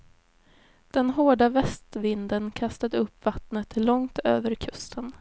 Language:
Swedish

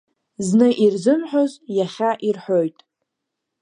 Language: Abkhazian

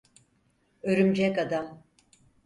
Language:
Turkish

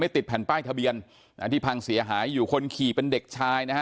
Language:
Thai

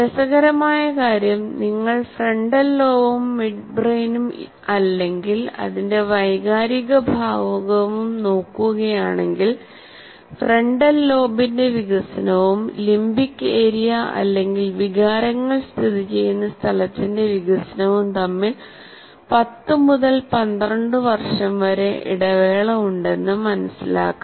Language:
Malayalam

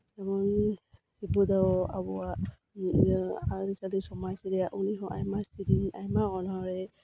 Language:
Santali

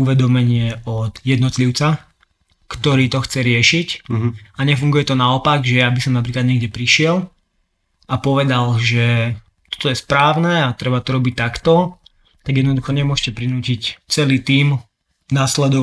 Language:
Slovak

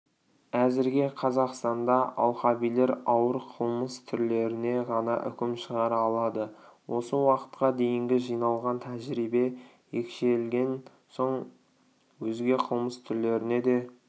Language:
Kazakh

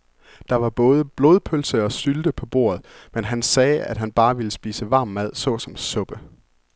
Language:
Danish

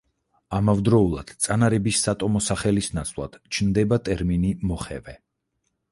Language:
Georgian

